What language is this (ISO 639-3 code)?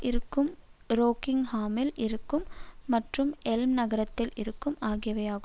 tam